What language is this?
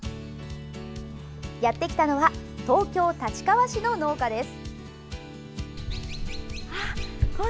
Japanese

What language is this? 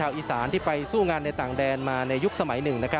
Thai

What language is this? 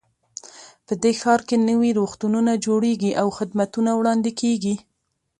Pashto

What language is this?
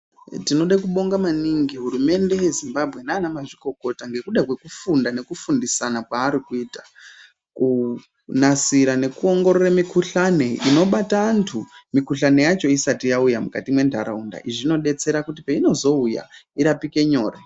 Ndau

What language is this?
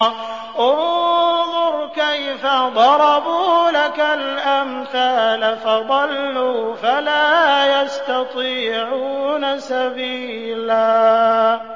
Arabic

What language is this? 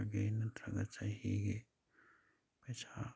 Manipuri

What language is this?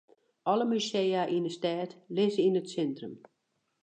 Western Frisian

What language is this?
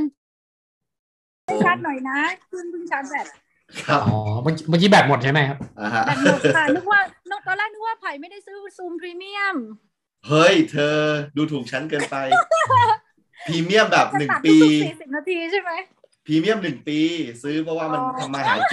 Thai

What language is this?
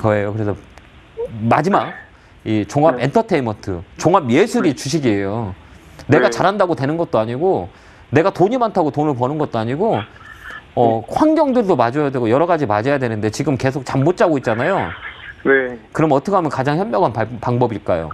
Korean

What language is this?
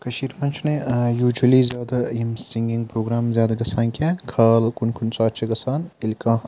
Kashmiri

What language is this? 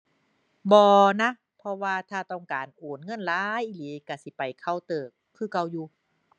Thai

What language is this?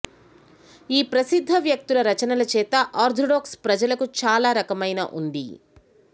Telugu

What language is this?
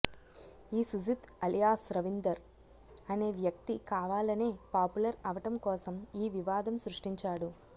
Telugu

